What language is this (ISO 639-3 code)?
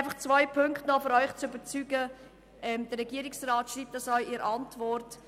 gsw